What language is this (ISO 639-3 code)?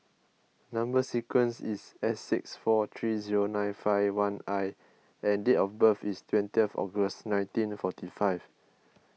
eng